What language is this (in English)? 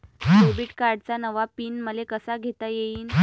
Marathi